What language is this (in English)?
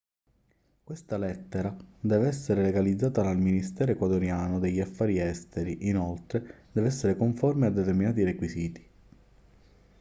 Italian